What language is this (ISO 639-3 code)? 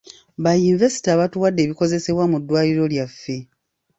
lug